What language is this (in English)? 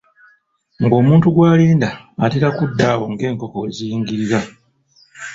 Ganda